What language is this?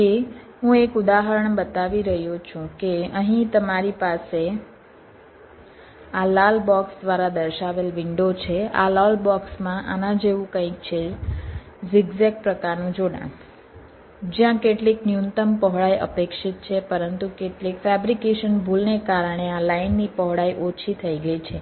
Gujarati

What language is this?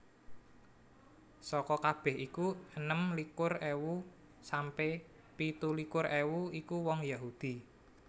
Javanese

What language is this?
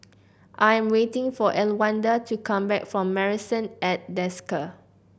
English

